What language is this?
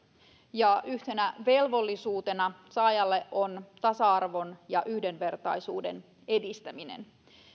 Finnish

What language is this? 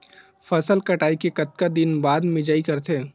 Chhattisgarhi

